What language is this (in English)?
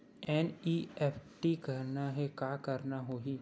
Chhattisgarhi